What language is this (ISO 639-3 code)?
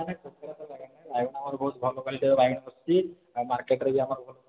ori